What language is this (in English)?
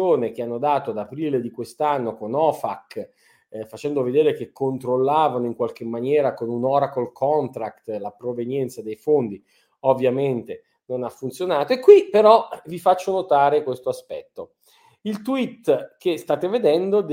Italian